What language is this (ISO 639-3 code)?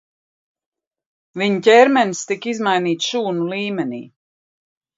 lav